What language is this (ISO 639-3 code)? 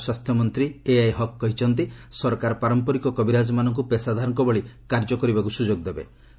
ori